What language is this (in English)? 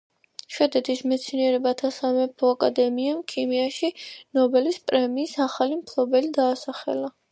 Georgian